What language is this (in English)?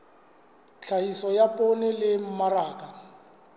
Southern Sotho